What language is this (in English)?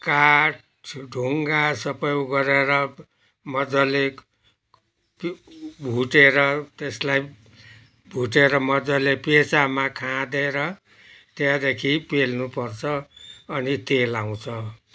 Nepali